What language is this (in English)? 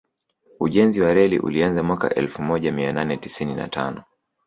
Swahili